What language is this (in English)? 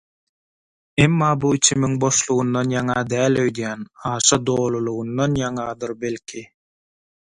Turkmen